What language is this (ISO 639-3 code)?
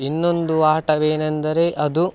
kan